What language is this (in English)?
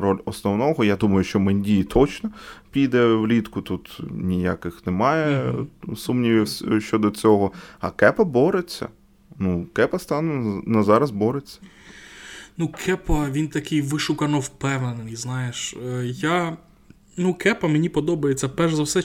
Ukrainian